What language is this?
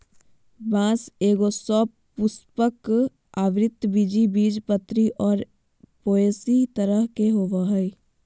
Magahi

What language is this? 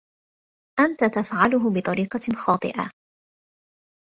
Arabic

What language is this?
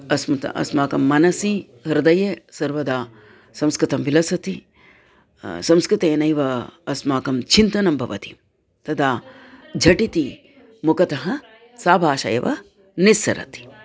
Sanskrit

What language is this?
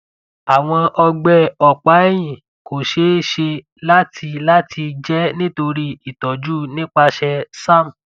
Yoruba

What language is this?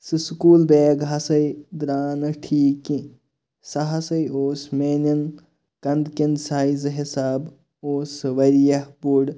Kashmiri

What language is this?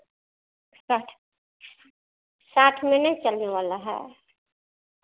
Hindi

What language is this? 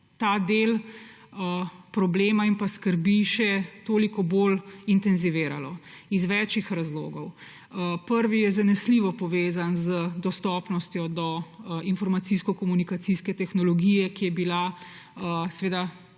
Slovenian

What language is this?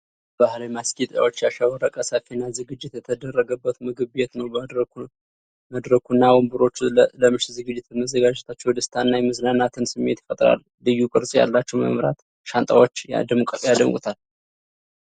Amharic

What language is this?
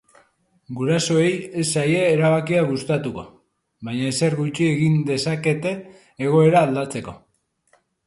Basque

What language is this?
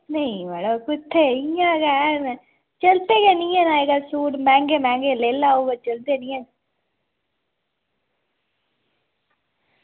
Dogri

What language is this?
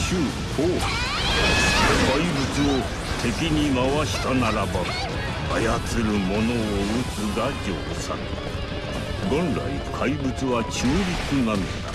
Japanese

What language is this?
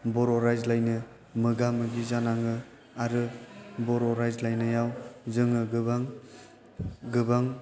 Bodo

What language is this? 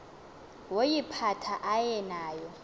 Xhosa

